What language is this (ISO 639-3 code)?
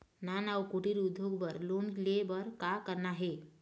hne